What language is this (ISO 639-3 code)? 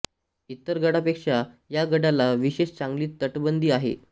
mar